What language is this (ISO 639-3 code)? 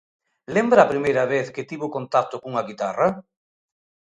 glg